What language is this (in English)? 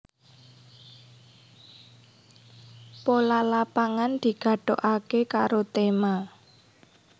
Javanese